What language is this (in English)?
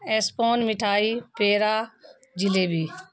Urdu